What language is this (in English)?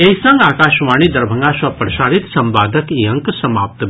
Maithili